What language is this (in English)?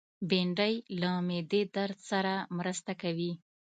Pashto